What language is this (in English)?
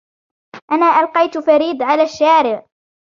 Arabic